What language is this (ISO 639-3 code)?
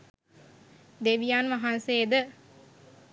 sin